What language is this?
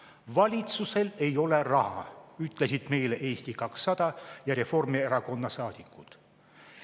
Estonian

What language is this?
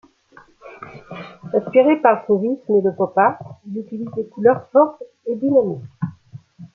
French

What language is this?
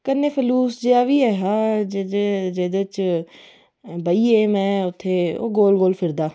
Dogri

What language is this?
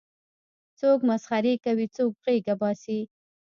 Pashto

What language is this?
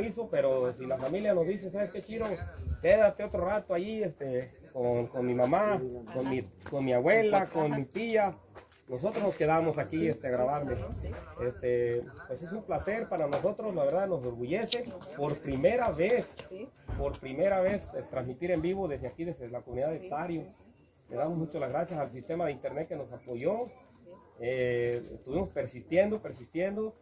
Spanish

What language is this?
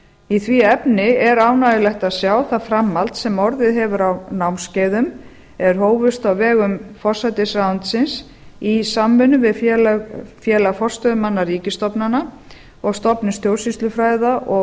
Icelandic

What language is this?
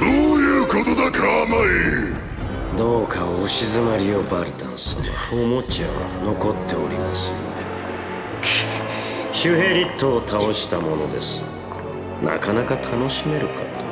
Japanese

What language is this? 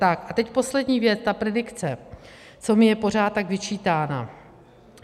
Czech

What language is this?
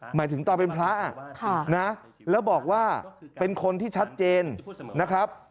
Thai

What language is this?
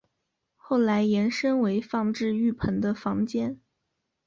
Chinese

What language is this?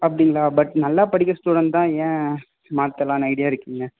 Tamil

